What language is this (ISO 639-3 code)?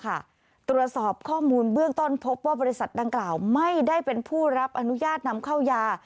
tha